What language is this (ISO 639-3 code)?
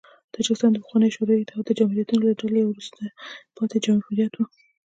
pus